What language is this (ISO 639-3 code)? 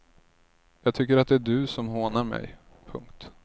swe